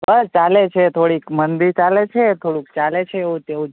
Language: Gujarati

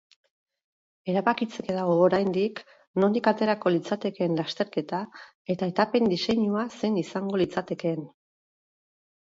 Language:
Basque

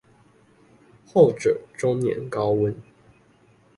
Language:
Chinese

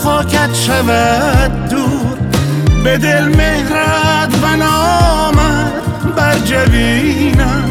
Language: Persian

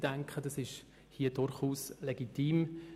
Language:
Swiss German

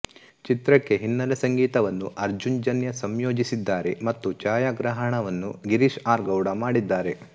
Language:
Kannada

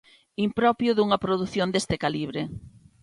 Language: Galician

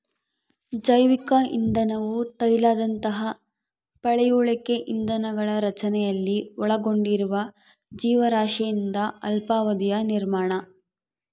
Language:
Kannada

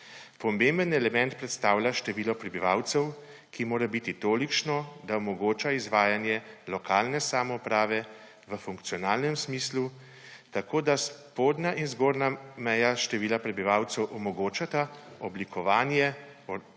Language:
Slovenian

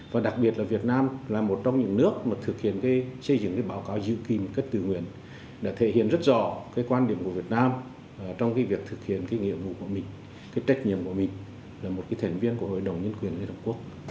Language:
Vietnamese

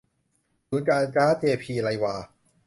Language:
Thai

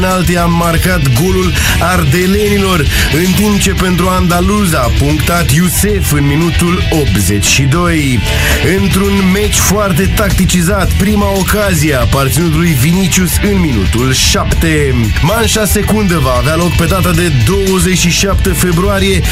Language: Romanian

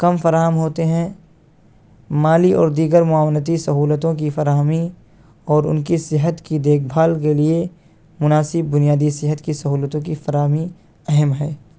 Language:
Urdu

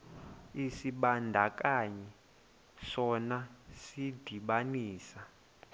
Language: Xhosa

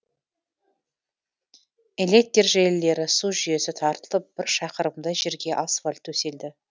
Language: Kazakh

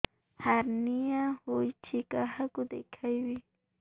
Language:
Odia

